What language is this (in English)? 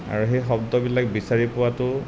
Assamese